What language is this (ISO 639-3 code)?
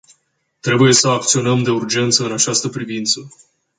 ron